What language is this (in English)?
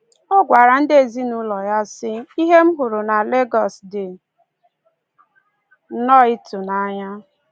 Igbo